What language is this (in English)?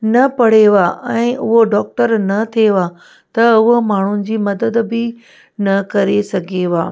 Sindhi